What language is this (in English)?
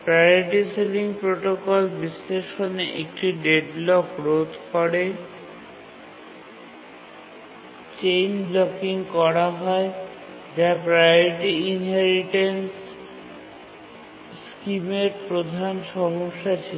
Bangla